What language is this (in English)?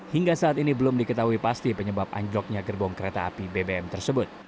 Indonesian